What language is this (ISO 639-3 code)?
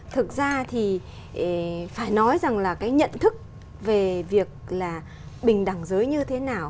vie